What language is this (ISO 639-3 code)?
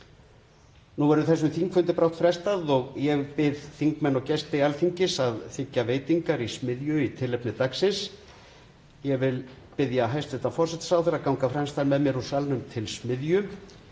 isl